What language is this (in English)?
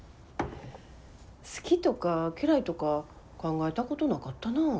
Japanese